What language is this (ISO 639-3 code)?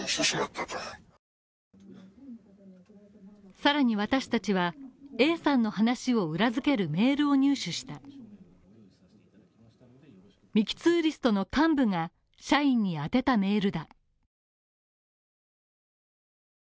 jpn